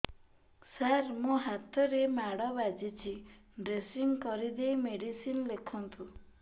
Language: Odia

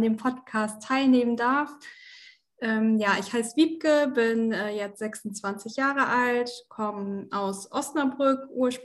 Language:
German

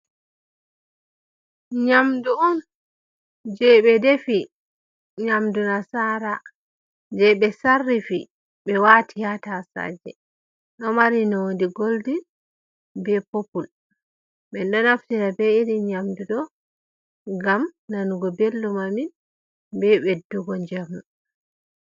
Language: Fula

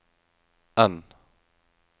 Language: Norwegian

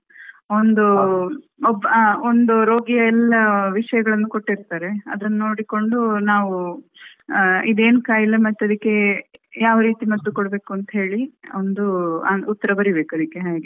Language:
Kannada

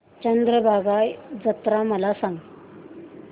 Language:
Marathi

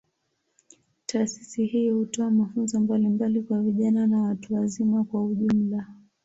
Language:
Swahili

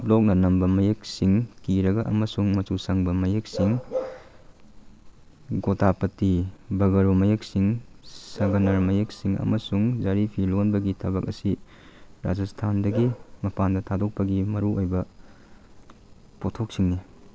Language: Manipuri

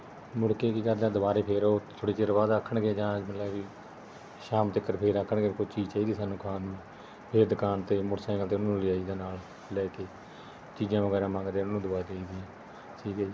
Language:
Punjabi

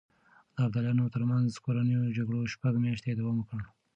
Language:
Pashto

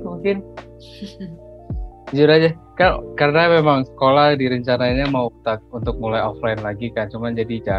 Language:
Indonesian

